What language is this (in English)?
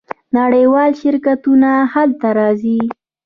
Pashto